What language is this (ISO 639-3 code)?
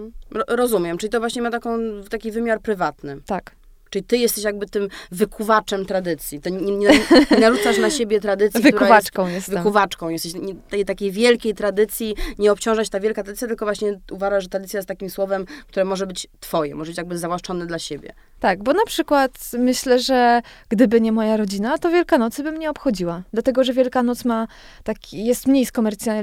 pol